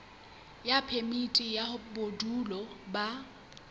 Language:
Southern Sotho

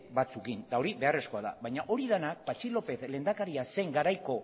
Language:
Basque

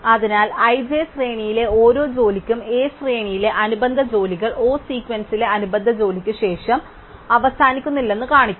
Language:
Malayalam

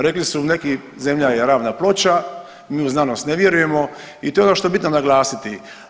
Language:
Croatian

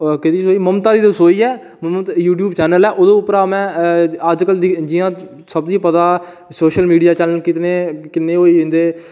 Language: Dogri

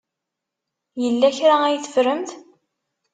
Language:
Kabyle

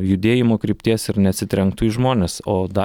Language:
Lithuanian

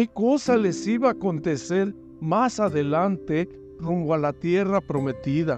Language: Spanish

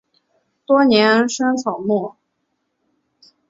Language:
Chinese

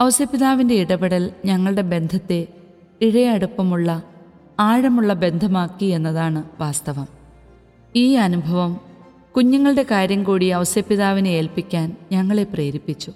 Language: Malayalam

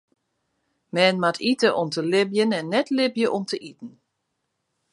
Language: Western Frisian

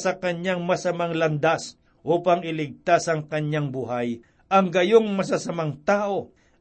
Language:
Filipino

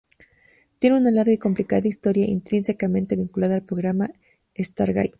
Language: Spanish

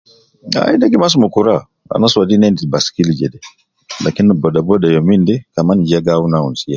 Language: Nubi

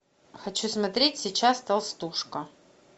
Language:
Russian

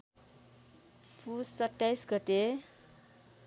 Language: Nepali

